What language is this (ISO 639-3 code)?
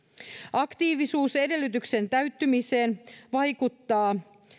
fin